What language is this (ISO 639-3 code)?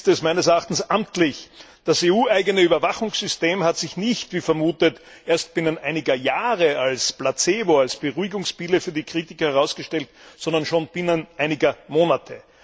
deu